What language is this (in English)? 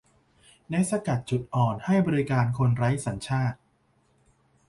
Thai